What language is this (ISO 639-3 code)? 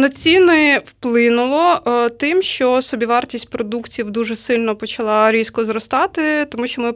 ukr